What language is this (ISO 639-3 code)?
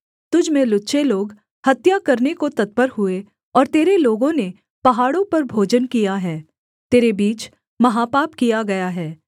hin